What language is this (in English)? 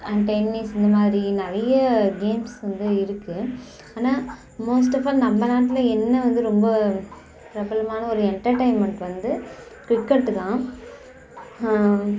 Tamil